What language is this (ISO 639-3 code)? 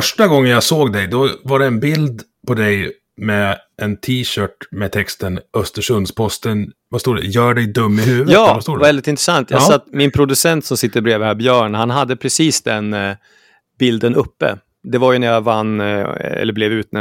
swe